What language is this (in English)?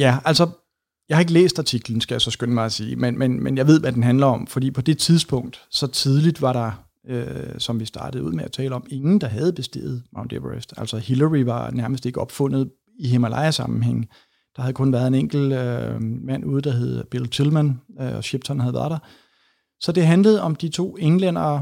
Danish